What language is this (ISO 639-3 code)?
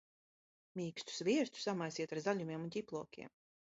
lav